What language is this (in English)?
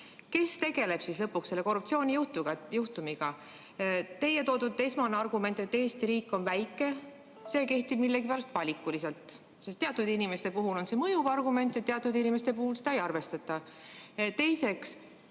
Estonian